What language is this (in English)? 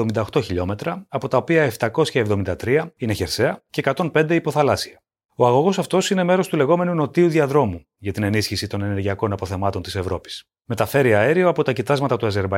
Greek